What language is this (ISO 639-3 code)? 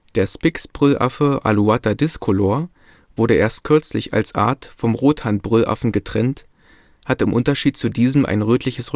deu